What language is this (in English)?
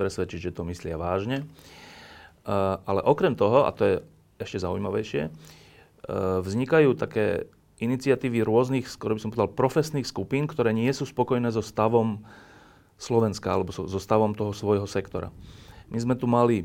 Slovak